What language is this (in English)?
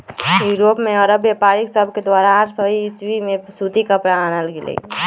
Magahi